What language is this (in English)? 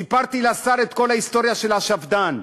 Hebrew